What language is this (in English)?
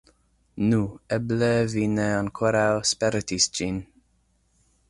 Esperanto